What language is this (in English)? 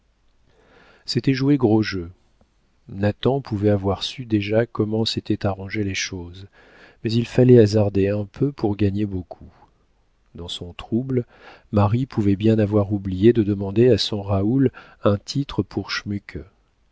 French